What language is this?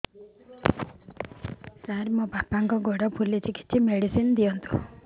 Odia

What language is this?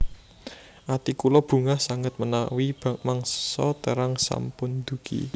Javanese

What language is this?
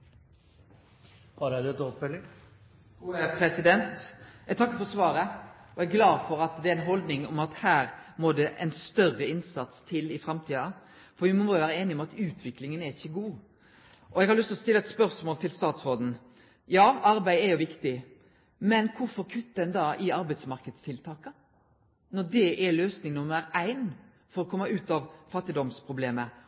Norwegian Nynorsk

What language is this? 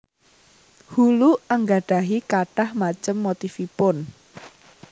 Javanese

